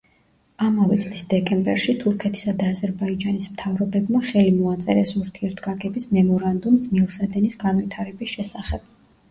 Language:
Georgian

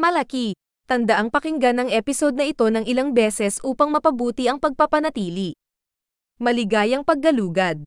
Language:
Filipino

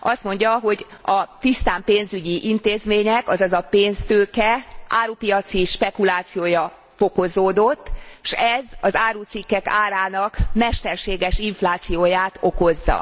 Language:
Hungarian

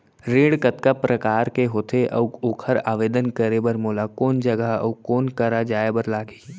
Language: Chhattisgarhi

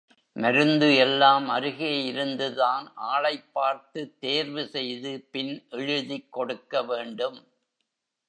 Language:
Tamil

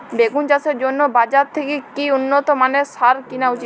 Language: Bangla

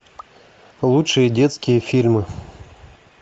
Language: Russian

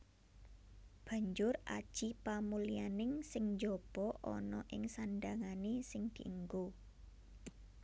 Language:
Javanese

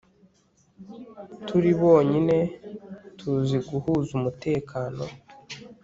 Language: Kinyarwanda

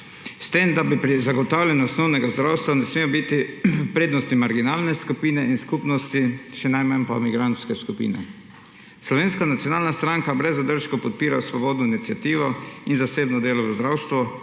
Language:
Slovenian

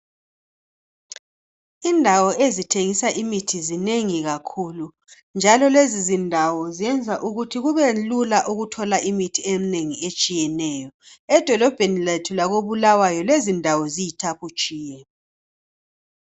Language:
North Ndebele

